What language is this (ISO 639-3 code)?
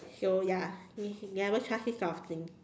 eng